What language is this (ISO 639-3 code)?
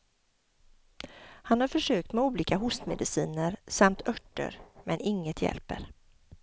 swe